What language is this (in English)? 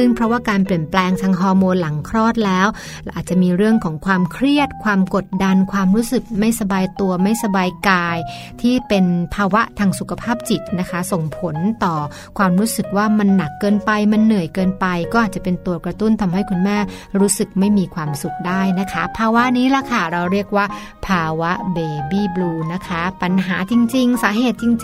Thai